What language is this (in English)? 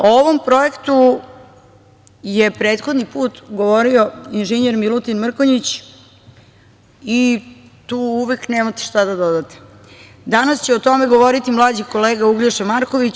Serbian